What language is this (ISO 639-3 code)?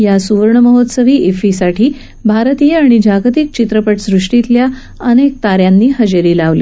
mar